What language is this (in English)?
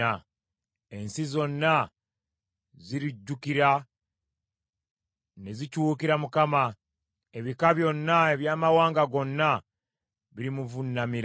Ganda